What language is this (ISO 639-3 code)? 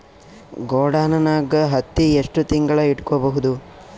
kan